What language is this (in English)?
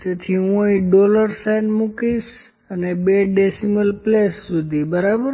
Gujarati